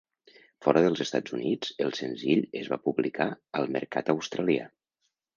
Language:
Catalan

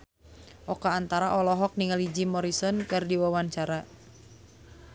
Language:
Sundanese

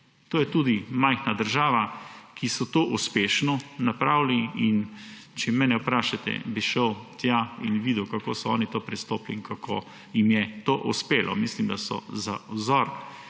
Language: Slovenian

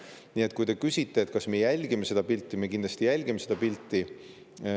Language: Estonian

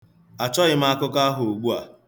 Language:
Igbo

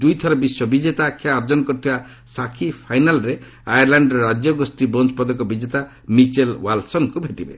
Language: Odia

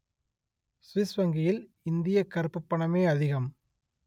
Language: Tamil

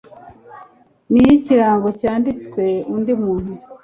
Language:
Kinyarwanda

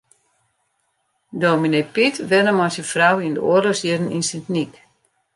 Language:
Western Frisian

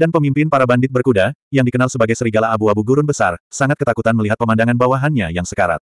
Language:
Indonesian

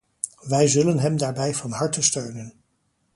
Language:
Dutch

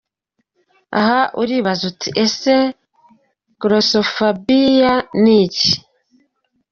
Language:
Kinyarwanda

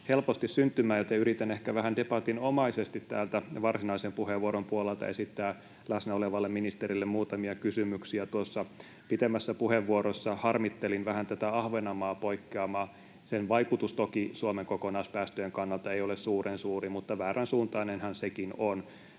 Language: Finnish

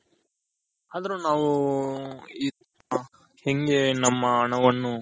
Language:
Kannada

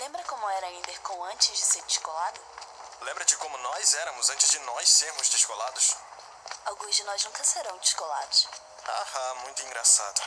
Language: Portuguese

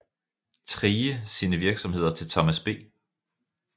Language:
Danish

